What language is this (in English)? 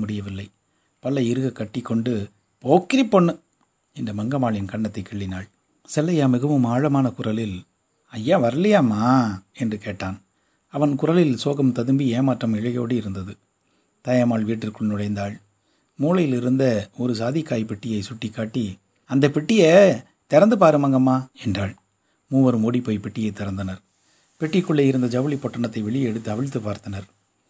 Tamil